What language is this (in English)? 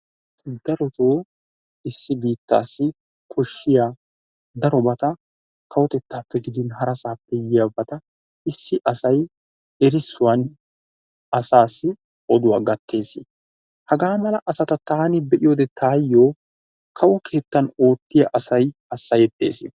Wolaytta